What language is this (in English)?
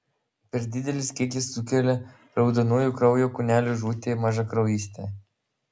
Lithuanian